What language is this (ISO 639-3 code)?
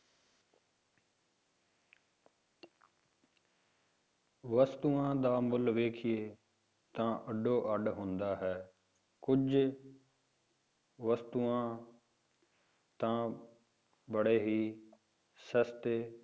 pan